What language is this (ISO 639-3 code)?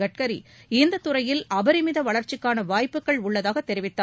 tam